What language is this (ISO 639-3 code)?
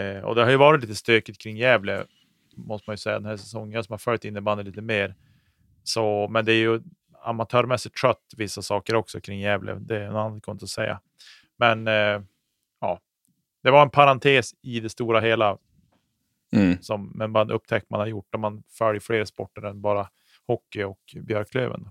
swe